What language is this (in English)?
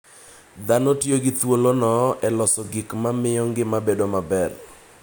Luo (Kenya and Tanzania)